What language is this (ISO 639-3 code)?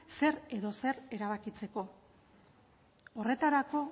eus